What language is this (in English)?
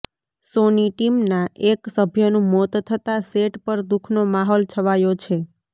Gujarati